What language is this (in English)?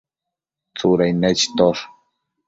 Matsés